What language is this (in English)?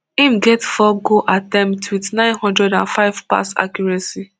Nigerian Pidgin